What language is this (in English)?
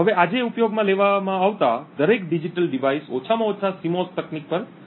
Gujarati